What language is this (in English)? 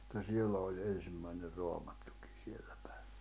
Finnish